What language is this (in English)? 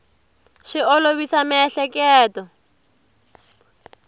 Tsonga